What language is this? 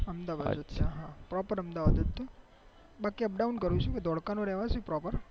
Gujarati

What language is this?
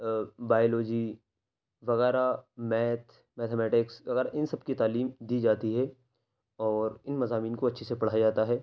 Urdu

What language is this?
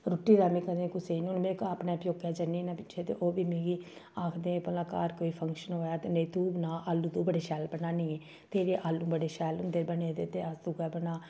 Dogri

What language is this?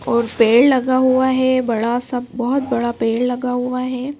Hindi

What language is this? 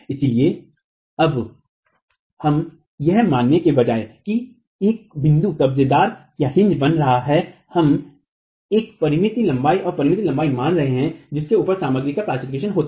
Hindi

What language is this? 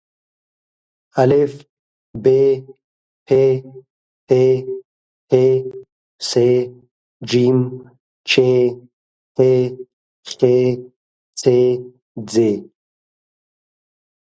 Pashto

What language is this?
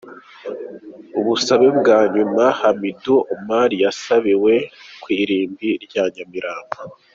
Kinyarwanda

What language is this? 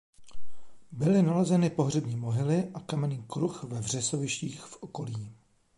Czech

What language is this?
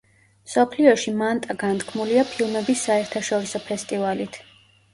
Georgian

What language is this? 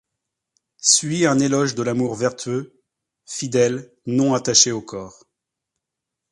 French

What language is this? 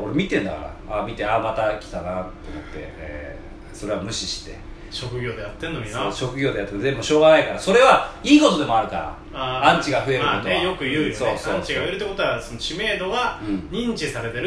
Japanese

